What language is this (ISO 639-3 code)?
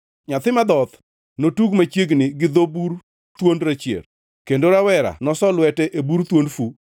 luo